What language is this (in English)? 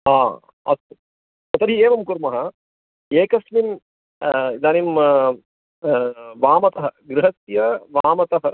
Sanskrit